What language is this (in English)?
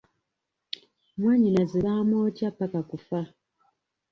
Ganda